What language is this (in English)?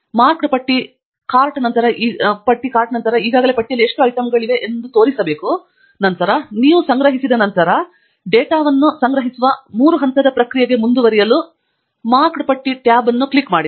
Kannada